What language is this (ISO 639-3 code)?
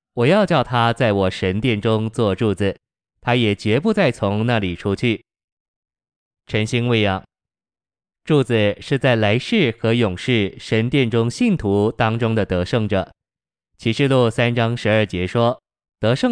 zho